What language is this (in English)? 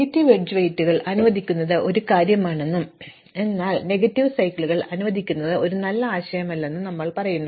Malayalam